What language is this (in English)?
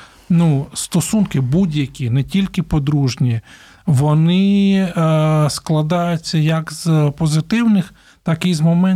Ukrainian